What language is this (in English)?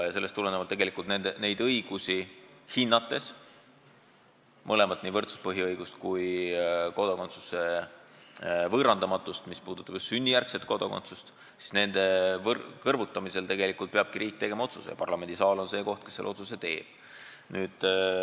Estonian